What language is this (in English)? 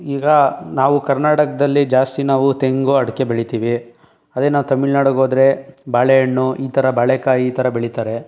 Kannada